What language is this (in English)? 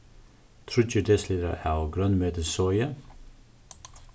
Faroese